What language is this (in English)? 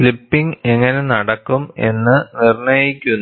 Malayalam